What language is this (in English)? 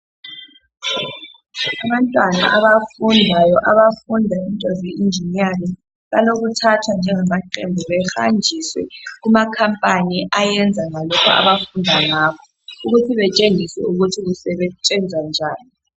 North Ndebele